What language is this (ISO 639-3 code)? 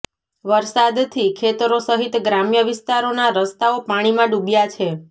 guj